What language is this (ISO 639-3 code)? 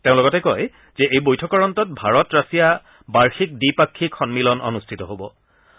asm